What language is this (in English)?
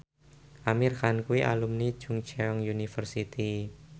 Javanese